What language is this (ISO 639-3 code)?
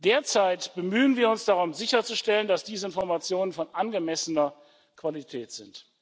deu